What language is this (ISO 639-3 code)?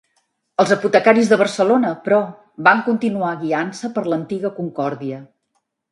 cat